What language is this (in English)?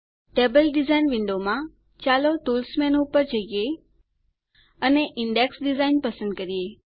Gujarati